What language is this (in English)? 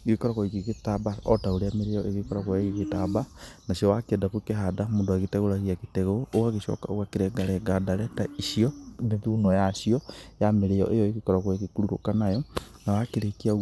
Kikuyu